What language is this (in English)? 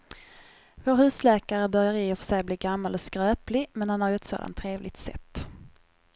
Swedish